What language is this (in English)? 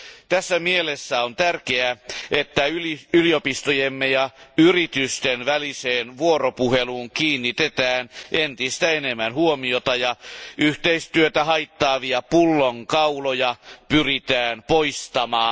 Finnish